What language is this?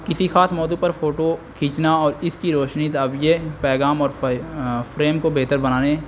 Urdu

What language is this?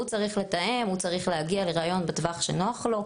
Hebrew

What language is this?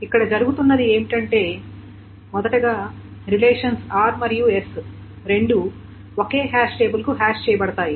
Telugu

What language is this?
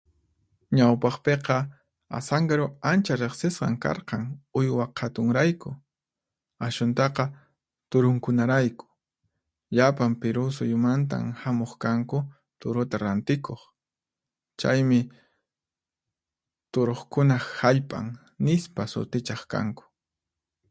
Puno Quechua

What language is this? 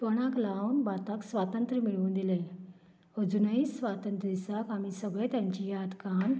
Konkani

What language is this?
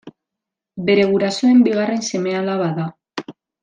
Basque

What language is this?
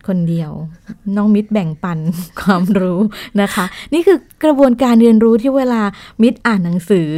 Thai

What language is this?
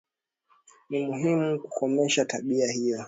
Swahili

